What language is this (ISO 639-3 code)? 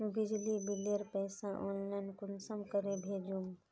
mag